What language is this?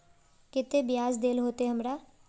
Magahi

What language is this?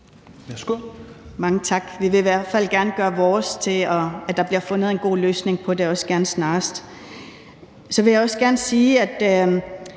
Danish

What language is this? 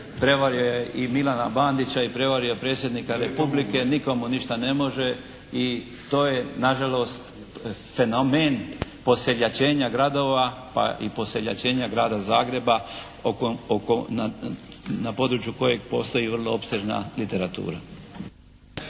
Croatian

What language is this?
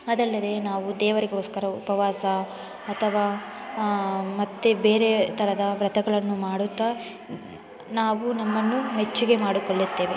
Kannada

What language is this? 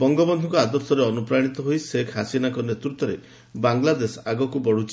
Odia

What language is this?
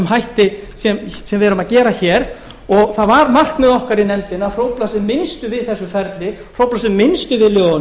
Icelandic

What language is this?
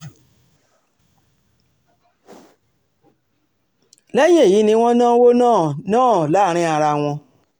Yoruba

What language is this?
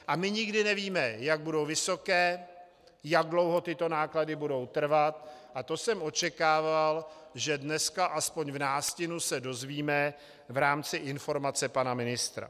Czech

